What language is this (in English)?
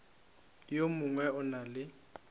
Northern Sotho